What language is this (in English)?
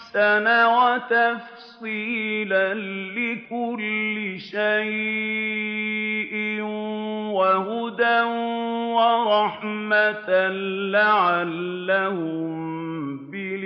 Arabic